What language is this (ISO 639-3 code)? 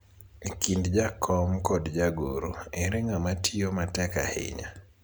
luo